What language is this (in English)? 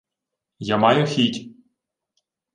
Ukrainian